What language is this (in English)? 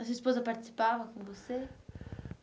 Portuguese